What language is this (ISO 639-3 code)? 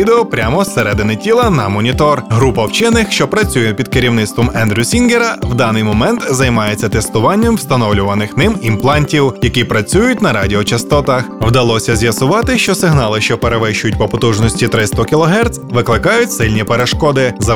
ukr